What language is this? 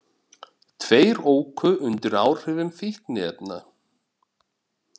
Icelandic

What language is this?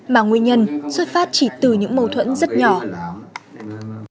Vietnamese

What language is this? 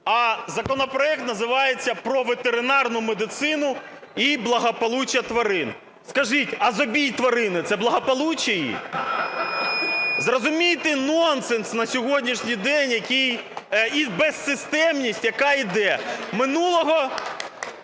Ukrainian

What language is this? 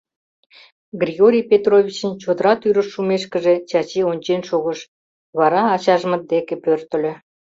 Mari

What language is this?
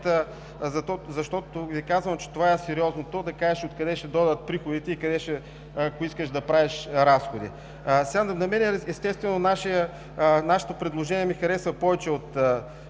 Bulgarian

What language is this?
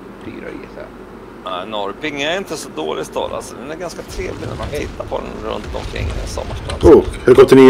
Swedish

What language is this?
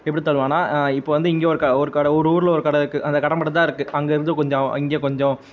Tamil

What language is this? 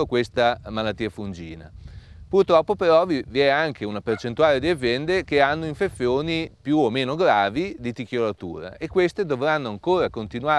Italian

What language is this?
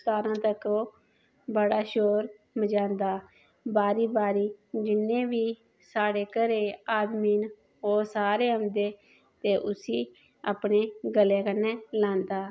Dogri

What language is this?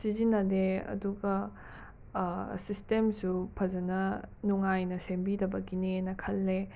Manipuri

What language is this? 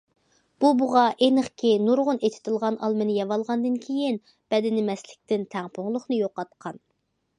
Uyghur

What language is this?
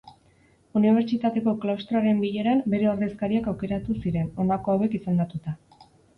Basque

